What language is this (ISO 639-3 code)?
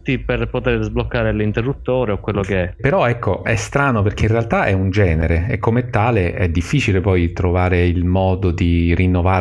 ita